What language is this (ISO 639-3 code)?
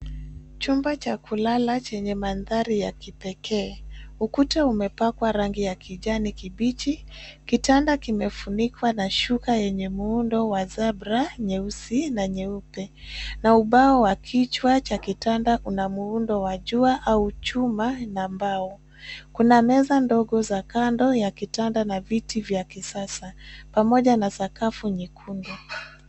swa